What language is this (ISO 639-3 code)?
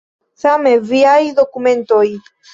epo